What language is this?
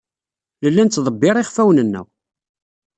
Kabyle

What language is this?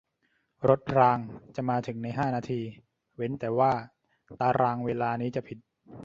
Thai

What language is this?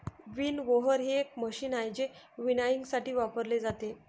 Marathi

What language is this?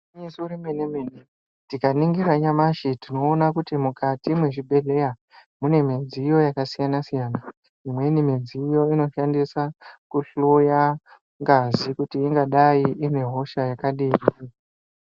Ndau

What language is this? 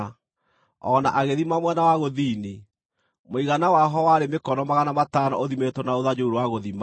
Kikuyu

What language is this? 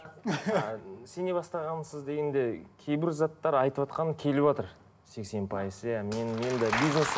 Kazakh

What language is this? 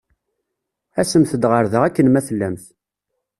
Kabyle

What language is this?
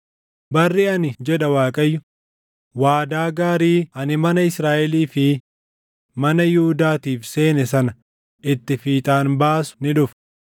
Oromo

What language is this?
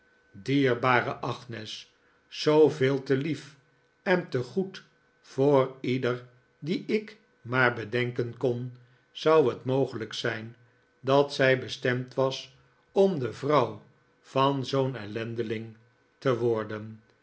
Dutch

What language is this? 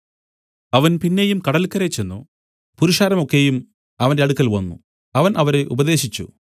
Malayalam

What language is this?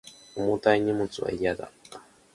Japanese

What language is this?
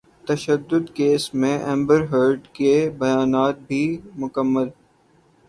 Urdu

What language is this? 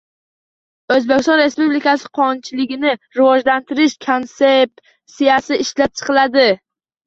Uzbek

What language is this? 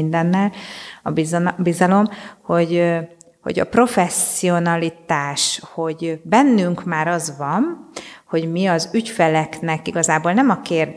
Hungarian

